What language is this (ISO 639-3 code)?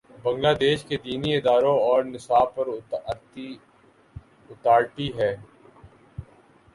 urd